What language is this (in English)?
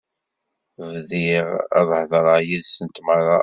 Kabyle